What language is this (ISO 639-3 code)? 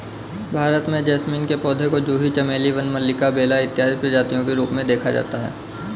hin